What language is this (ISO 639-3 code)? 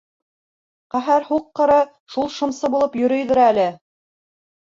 bak